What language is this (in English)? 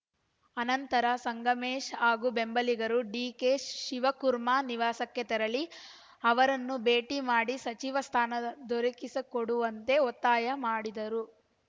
Kannada